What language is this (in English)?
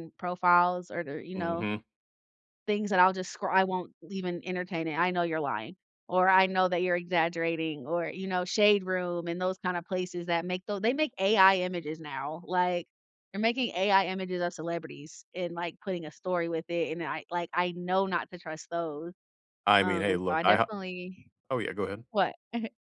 English